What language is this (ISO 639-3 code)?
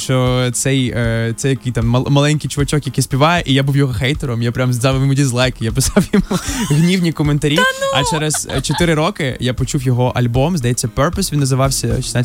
ukr